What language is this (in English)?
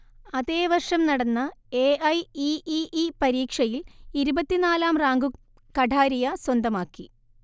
Malayalam